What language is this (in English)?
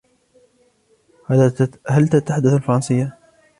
Arabic